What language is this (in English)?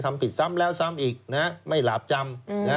Thai